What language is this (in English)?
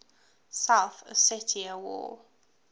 English